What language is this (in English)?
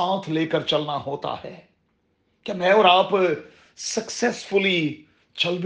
Urdu